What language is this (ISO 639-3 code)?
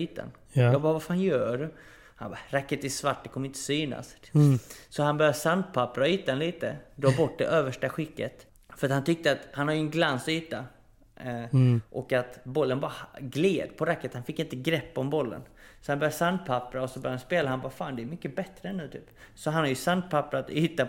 swe